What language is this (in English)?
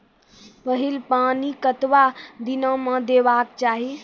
Maithili